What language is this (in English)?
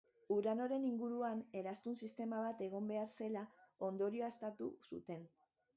Basque